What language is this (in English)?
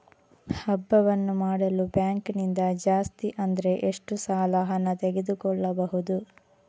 Kannada